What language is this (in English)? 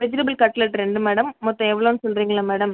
Tamil